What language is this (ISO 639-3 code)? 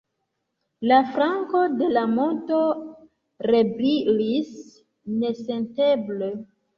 epo